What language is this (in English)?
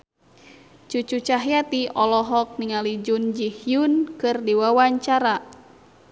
Sundanese